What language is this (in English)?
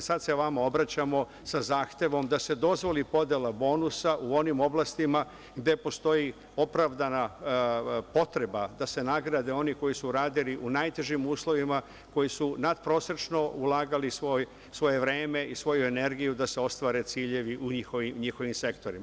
Serbian